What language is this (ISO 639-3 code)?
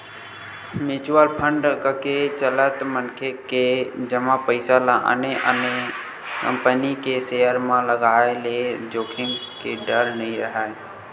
hne